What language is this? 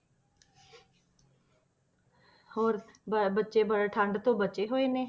Punjabi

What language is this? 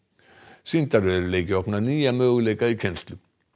Icelandic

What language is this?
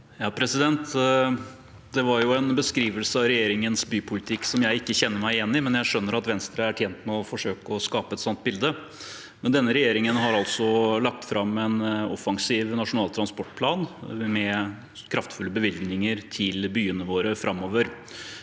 Norwegian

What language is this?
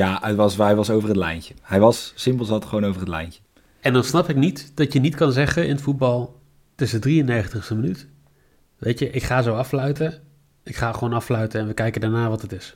Dutch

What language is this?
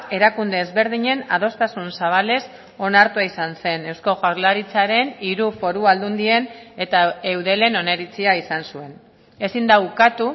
Basque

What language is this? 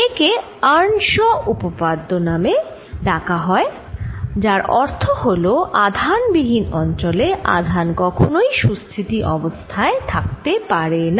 Bangla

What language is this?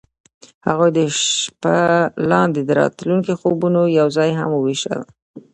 Pashto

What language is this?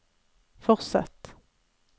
Norwegian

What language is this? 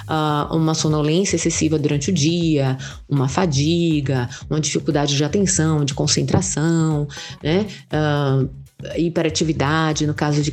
Portuguese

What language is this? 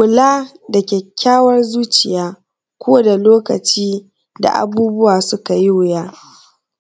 Hausa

